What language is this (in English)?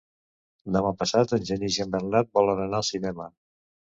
Catalan